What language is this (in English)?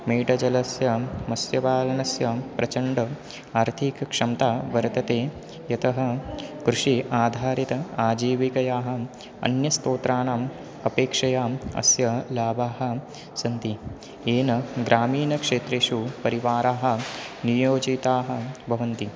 Sanskrit